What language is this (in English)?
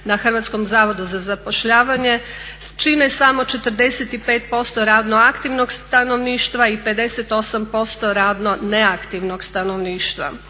Croatian